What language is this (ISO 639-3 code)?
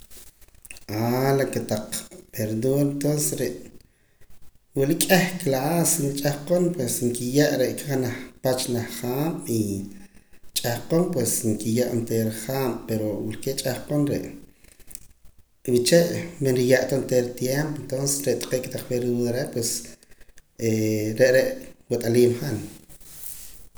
poc